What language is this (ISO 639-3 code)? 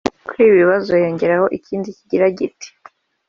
kin